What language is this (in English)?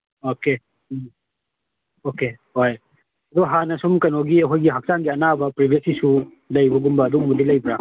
Manipuri